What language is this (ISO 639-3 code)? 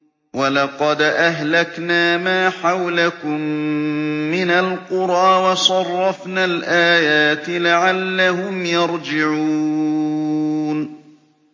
ara